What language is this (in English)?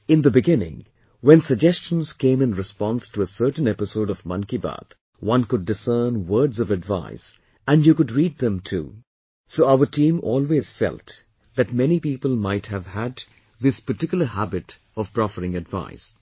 English